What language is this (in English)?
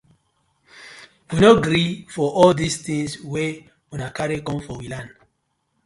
Nigerian Pidgin